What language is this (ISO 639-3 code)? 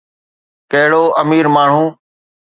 snd